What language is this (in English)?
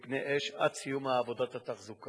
Hebrew